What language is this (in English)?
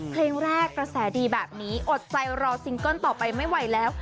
Thai